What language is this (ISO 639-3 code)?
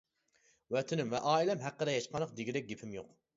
uig